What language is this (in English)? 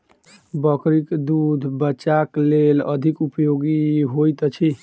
Maithili